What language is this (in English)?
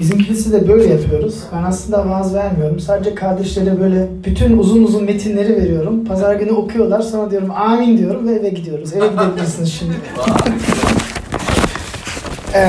Turkish